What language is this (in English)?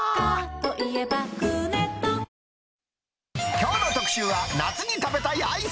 Japanese